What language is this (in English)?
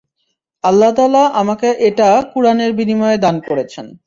Bangla